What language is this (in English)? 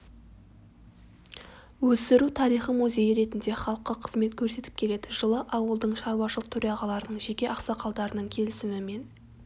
Kazakh